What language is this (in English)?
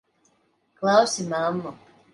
Latvian